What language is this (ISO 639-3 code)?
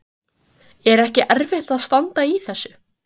isl